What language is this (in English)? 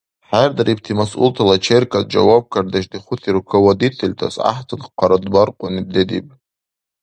Dargwa